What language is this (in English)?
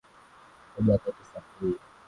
Swahili